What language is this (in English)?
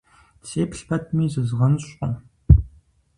Kabardian